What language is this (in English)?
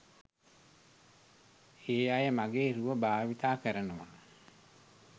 Sinhala